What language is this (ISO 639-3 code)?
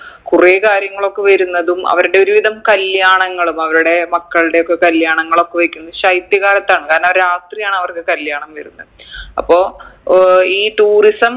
mal